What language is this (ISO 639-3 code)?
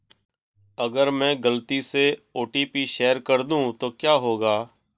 hin